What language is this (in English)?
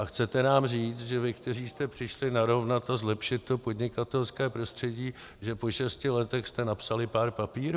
Czech